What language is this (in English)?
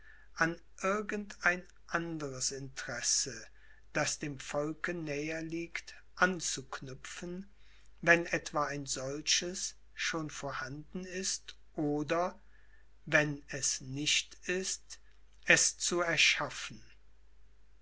German